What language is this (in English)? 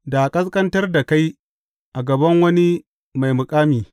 Hausa